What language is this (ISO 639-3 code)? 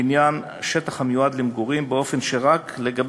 heb